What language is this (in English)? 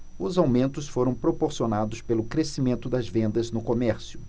Portuguese